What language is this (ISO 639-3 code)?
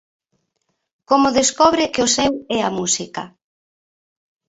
glg